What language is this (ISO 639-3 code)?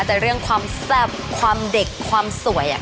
tha